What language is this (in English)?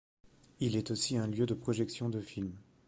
French